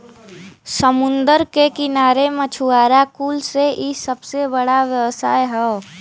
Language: Bhojpuri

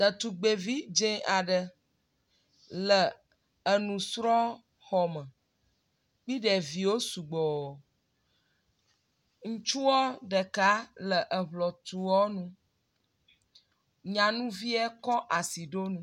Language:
Ewe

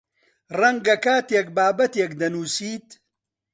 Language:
Central Kurdish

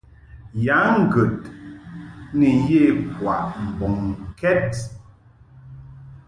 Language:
Mungaka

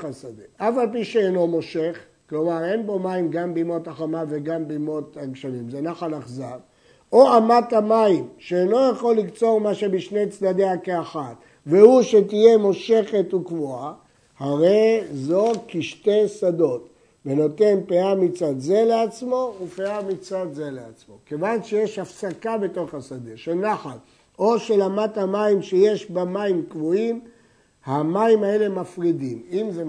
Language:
Hebrew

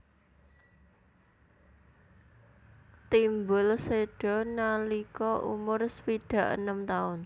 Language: Javanese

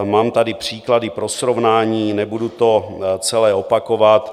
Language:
Czech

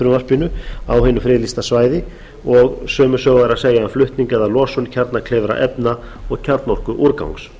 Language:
Icelandic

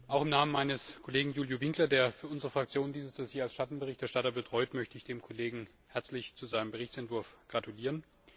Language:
German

